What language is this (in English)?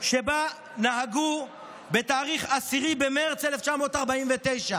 Hebrew